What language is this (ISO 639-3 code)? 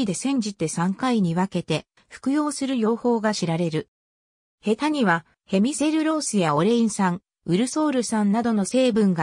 jpn